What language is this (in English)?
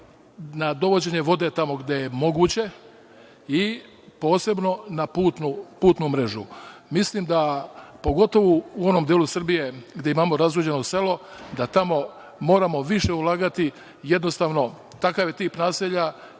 Serbian